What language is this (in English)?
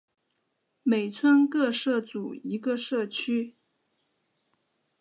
Chinese